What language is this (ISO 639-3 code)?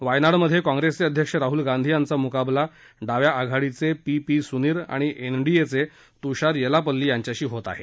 mar